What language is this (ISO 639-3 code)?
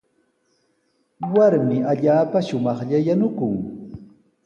qws